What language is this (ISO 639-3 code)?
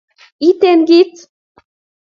kln